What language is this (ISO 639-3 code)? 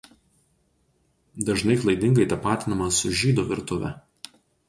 lit